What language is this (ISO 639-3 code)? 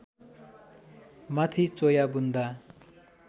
nep